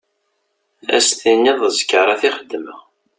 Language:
Kabyle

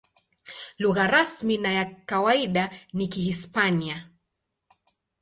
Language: Swahili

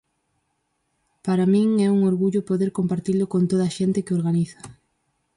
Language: Galician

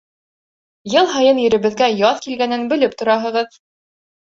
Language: Bashkir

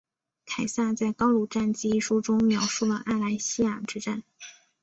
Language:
Chinese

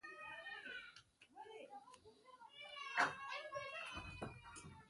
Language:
Kalkoti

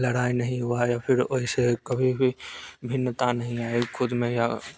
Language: Hindi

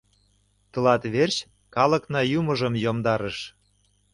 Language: Mari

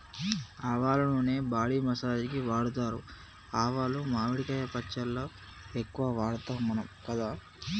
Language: Telugu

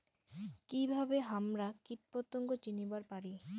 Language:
Bangla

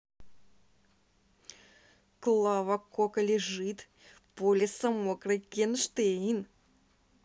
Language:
Russian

